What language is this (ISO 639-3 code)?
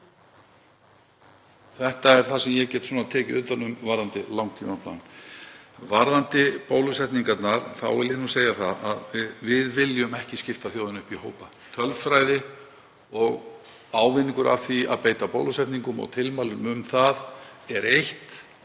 isl